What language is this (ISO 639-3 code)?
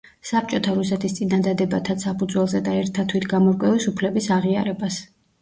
kat